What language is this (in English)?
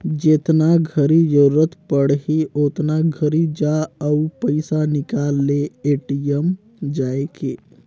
Chhattisgarhi